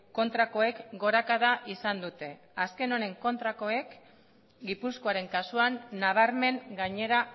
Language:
Basque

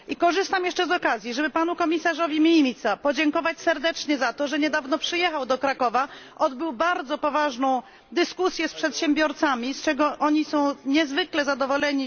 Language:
Polish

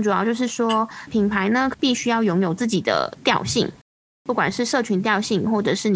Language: Chinese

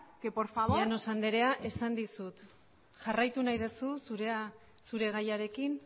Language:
Basque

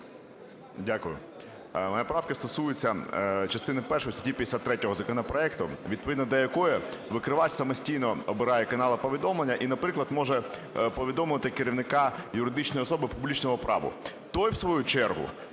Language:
Ukrainian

